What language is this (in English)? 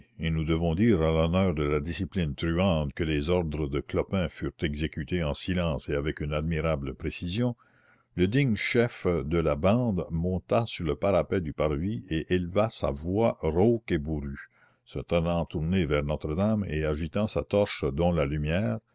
French